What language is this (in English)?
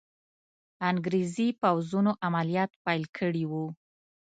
Pashto